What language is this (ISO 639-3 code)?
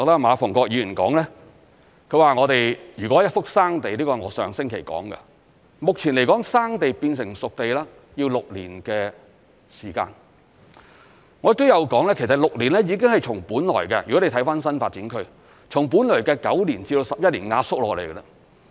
yue